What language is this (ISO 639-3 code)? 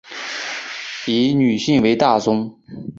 zho